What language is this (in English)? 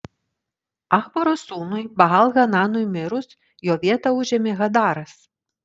Lithuanian